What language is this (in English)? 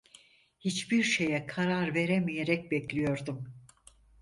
Turkish